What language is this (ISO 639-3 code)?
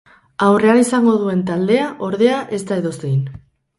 eus